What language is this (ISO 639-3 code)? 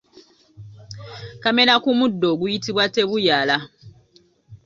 lug